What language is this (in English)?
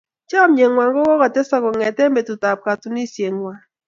Kalenjin